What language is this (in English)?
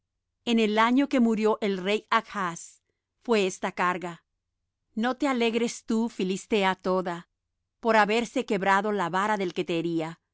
Spanish